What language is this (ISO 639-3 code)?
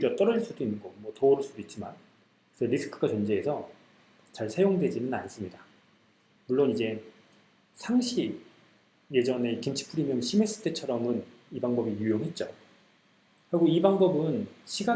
kor